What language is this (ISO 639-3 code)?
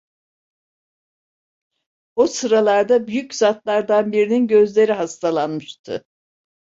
tur